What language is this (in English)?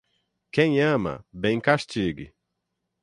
Portuguese